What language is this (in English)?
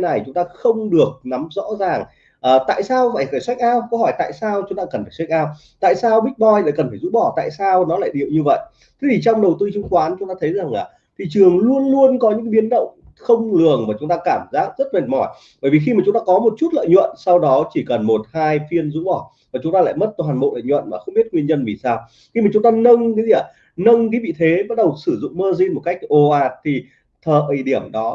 Vietnamese